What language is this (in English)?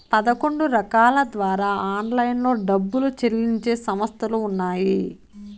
Telugu